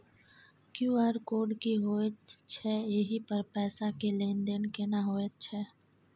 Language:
Maithili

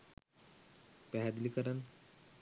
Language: Sinhala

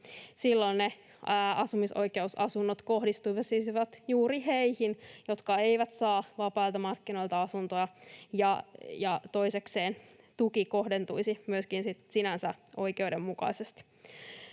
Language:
Finnish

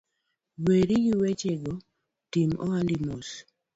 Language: Luo (Kenya and Tanzania)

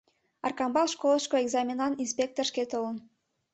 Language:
Mari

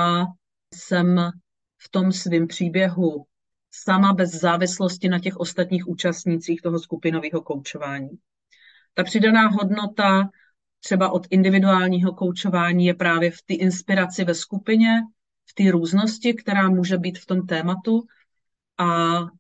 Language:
Czech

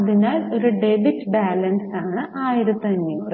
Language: Malayalam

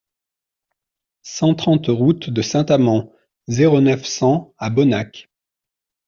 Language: French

